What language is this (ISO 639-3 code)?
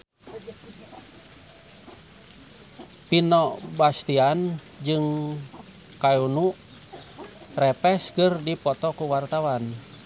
sun